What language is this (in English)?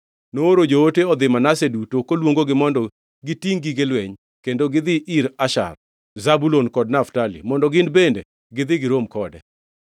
Luo (Kenya and Tanzania)